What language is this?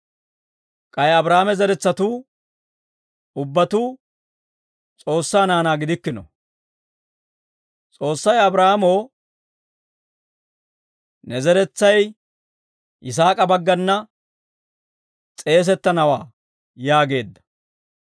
Dawro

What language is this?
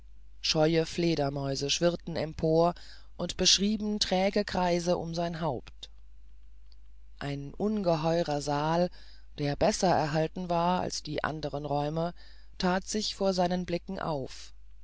German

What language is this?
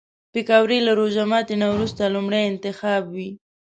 Pashto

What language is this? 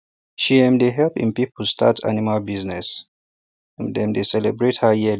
Nigerian Pidgin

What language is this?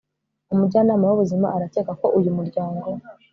Kinyarwanda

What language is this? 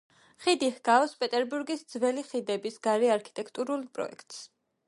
Georgian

